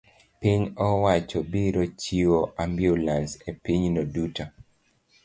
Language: Luo (Kenya and Tanzania)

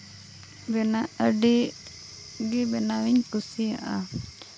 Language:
Santali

